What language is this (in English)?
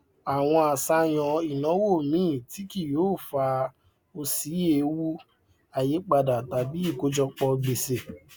Yoruba